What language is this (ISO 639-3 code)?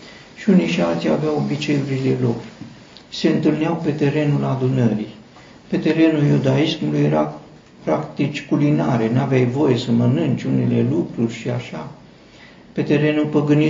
ron